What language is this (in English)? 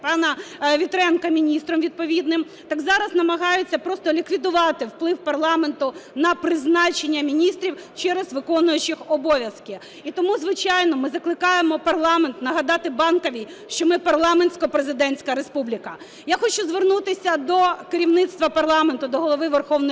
Ukrainian